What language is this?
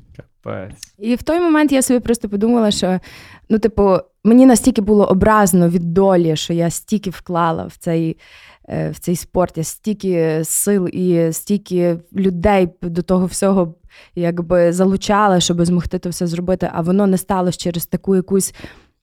Ukrainian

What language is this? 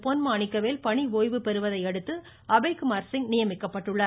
Tamil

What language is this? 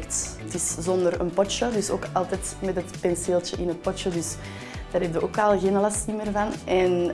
Dutch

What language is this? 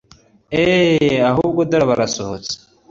Kinyarwanda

